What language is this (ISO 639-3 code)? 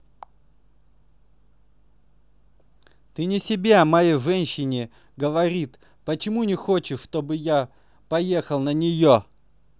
rus